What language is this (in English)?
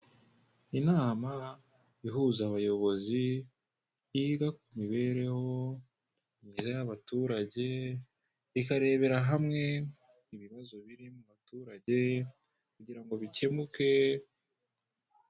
Kinyarwanda